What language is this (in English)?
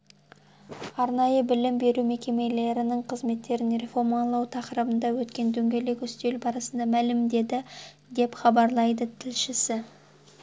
Kazakh